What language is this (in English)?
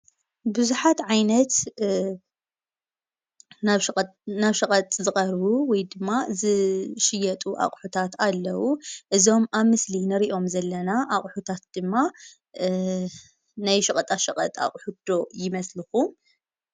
Tigrinya